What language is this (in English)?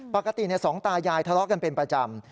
Thai